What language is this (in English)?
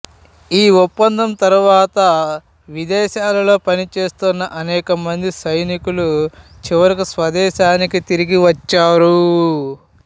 Telugu